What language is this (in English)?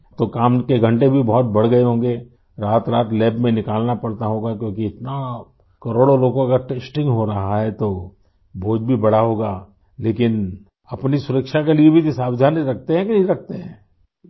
Urdu